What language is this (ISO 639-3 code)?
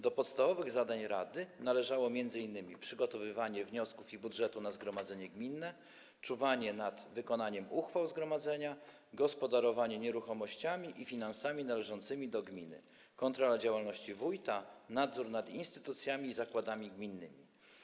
pol